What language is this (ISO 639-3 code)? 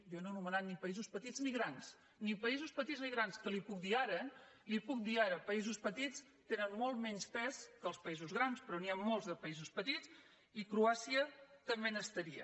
cat